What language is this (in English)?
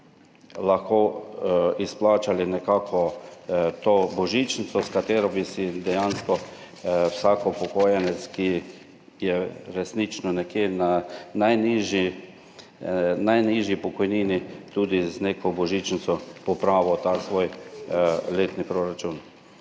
Slovenian